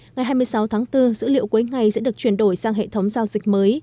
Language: Vietnamese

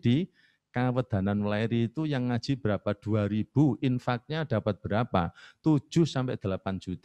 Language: Indonesian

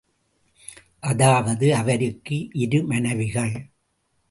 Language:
Tamil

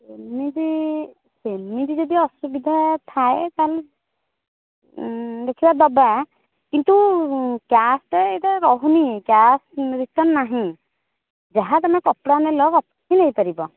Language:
Odia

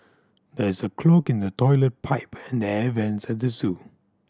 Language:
English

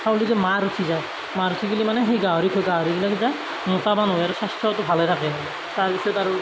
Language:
Assamese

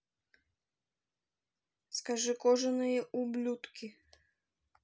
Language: Russian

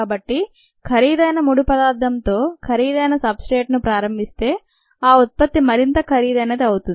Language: Telugu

